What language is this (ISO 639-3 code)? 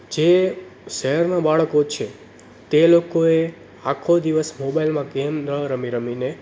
guj